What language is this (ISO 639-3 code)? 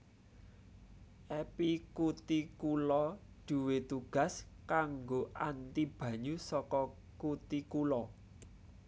jav